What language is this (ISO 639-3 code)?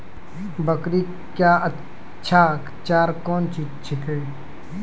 mai